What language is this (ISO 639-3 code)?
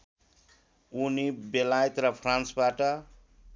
nep